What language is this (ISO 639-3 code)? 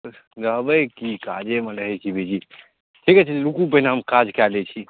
mai